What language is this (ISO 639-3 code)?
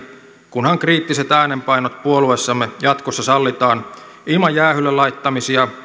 fin